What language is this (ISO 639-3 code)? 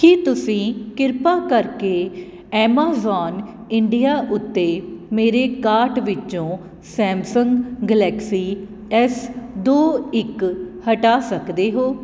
pan